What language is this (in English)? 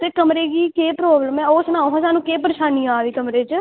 Dogri